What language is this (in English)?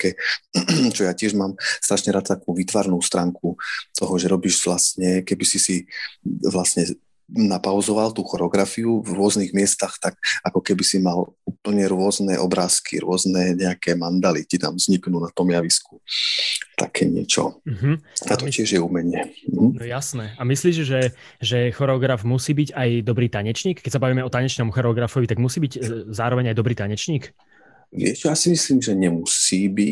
Slovak